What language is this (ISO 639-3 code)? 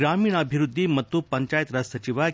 kan